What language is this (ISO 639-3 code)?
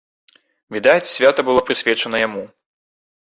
bel